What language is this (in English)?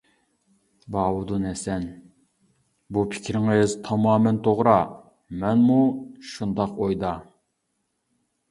Uyghur